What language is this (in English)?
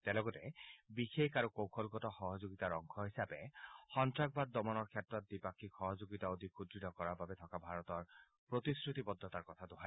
Assamese